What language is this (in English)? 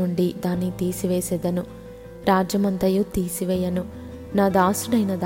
Telugu